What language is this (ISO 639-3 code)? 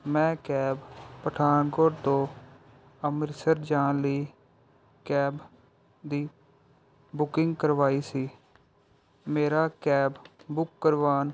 pan